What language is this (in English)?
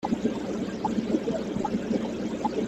Kabyle